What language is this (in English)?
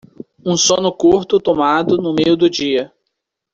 Portuguese